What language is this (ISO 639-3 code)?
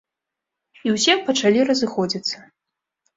bel